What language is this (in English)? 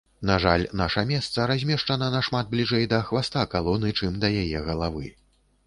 Belarusian